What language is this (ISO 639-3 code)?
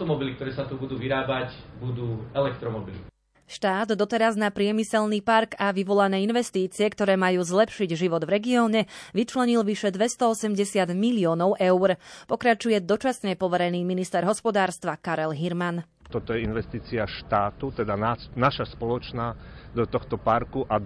slk